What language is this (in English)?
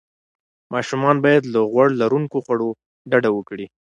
Pashto